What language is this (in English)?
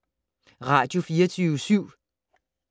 Danish